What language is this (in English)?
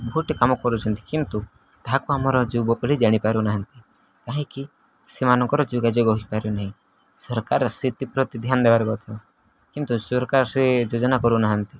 Odia